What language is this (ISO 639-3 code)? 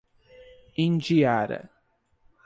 por